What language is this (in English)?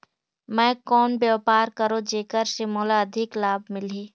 Chhattisgarhi